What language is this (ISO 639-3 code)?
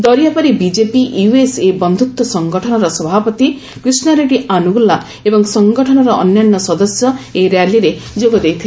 ori